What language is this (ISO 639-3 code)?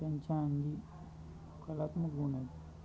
mar